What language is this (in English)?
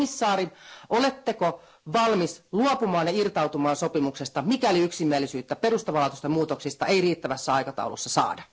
Finnish